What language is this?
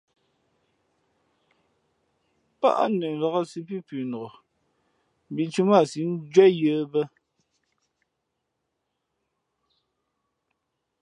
Fe'fe'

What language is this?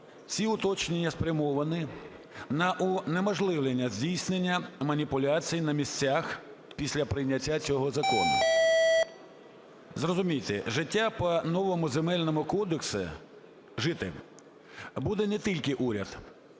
Ukrainian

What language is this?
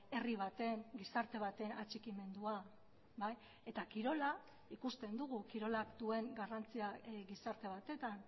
Basque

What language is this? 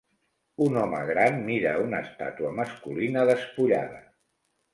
Catalan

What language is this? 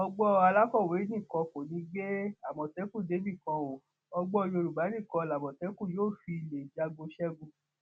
Yoruba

